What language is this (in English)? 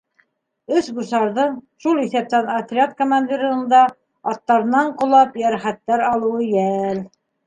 Bashkir